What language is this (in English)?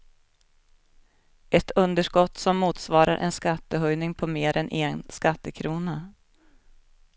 Swedish